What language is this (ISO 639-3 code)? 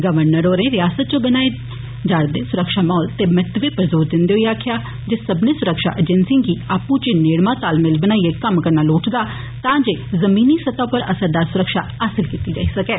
doi